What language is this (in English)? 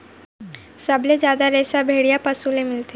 Chhattisgarhi